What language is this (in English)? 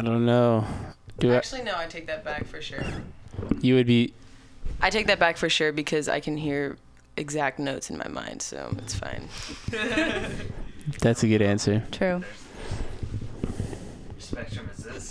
English